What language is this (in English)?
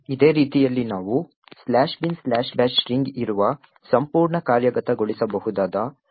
Kannada